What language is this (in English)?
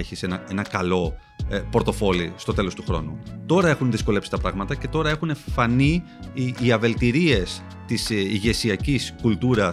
Greek